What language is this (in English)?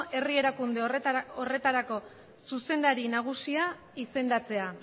Basque